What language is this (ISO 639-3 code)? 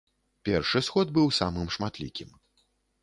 bel